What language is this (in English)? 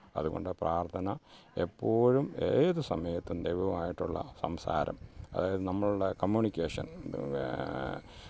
Malayalam